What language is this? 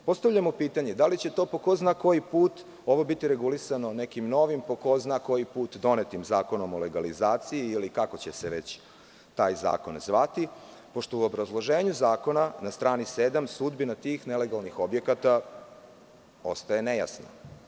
Serbian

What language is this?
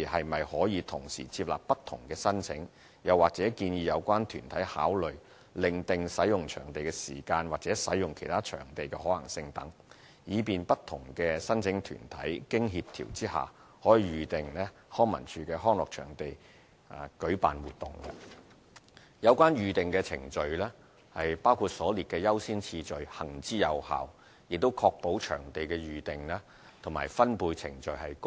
Cantonese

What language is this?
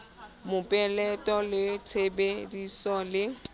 Southern Sotho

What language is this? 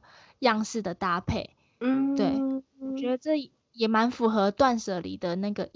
Chinese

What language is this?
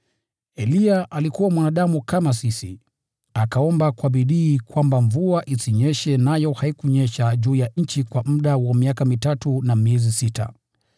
Swahili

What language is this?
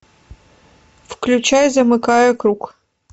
Russian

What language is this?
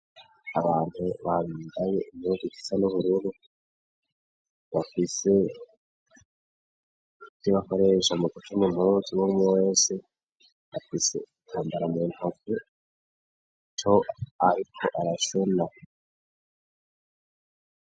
Rundi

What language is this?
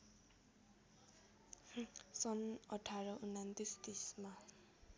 Nepali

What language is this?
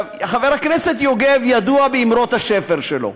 Hebrew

